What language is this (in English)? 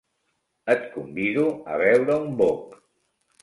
Catalan